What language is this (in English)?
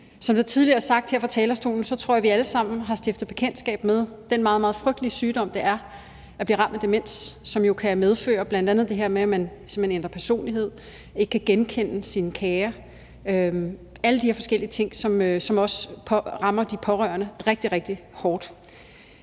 Danish